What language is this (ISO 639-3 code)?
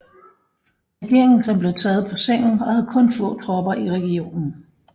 dan